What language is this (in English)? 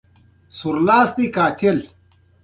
Pashto